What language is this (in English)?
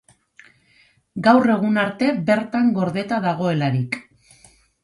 Basque